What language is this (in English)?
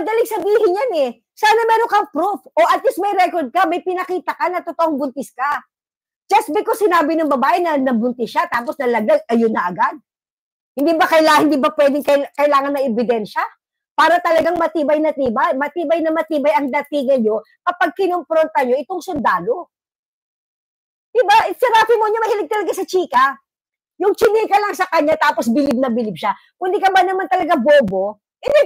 Filipino